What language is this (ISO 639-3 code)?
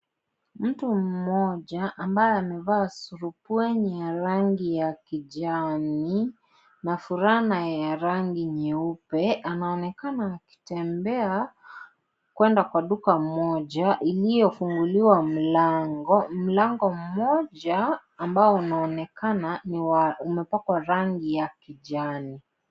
swa